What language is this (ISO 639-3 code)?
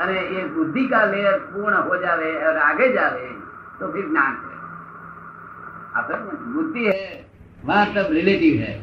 hin